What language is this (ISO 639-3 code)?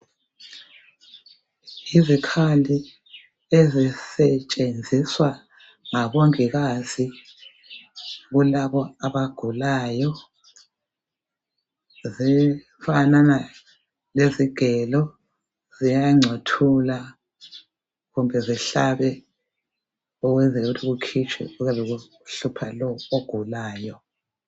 nde